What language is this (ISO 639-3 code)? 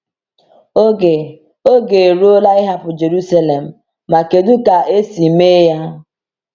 ibo